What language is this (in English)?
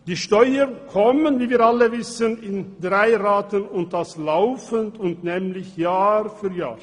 Swiss German